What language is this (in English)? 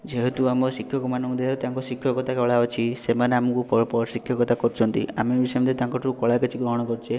Odia